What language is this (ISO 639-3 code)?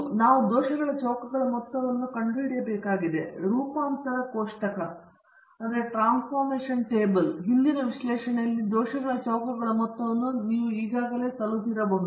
kan